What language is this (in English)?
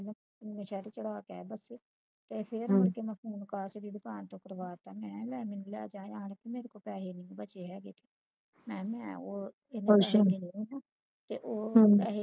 Punjabi